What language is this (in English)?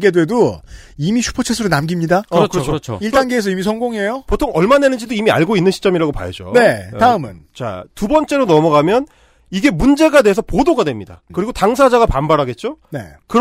Korean